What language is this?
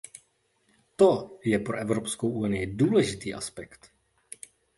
Czech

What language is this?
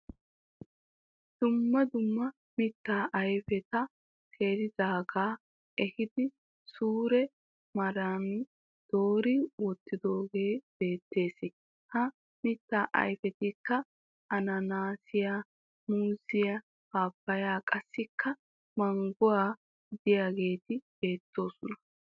Wolaytta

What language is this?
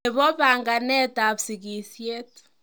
Kalenjin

